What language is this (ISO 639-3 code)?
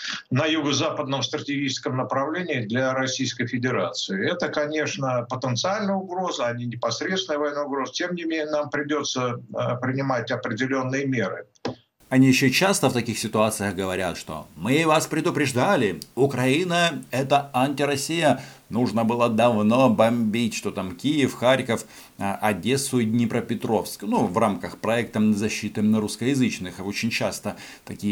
rus